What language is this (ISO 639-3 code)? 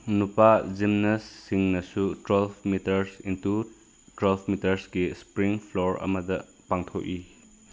mni